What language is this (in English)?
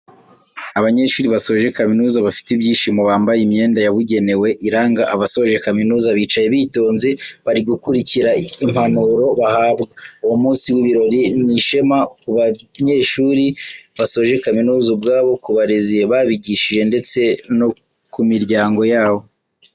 Kinyarwanda